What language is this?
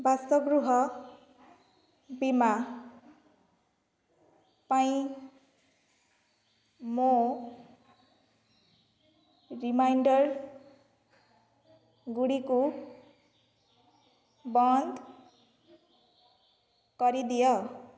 Odia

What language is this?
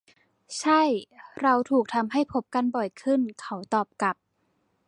Thai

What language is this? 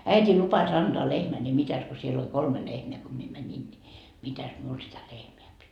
Finnish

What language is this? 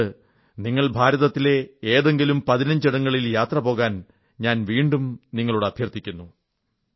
Malayalam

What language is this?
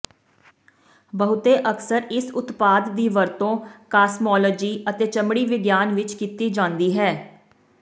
Punjabi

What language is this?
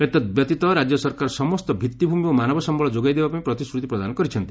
Odia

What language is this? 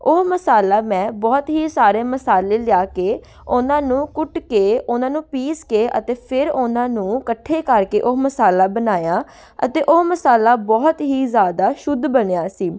Punjabi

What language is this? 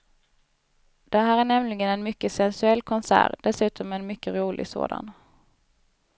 Swedish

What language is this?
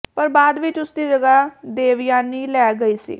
Punjabi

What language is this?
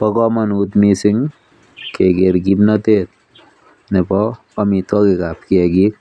Kalenjin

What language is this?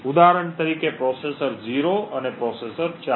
Gujarati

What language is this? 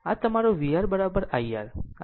Gujarati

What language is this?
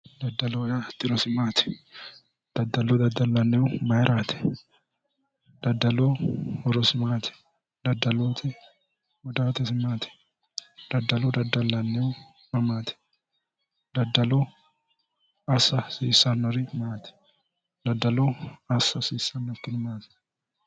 Sidamo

